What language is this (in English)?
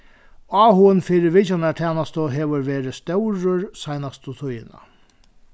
Faroese